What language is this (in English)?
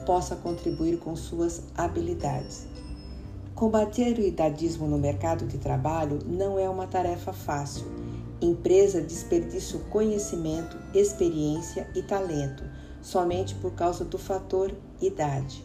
Portuguese